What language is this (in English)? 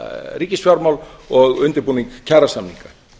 Icelandic